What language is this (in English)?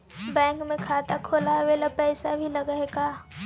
Magahi